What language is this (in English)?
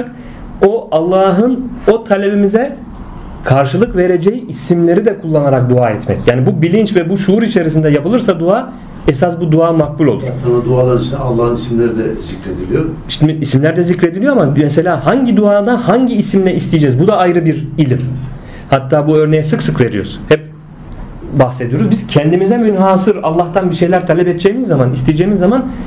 Turkish